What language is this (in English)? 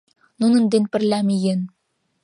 Mari